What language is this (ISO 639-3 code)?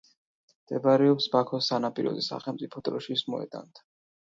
kat